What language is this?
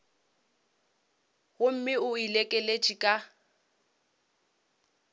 Northern Sotho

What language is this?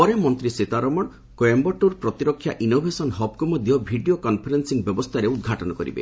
Odia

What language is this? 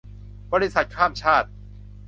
Thai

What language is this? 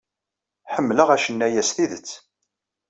Kabyle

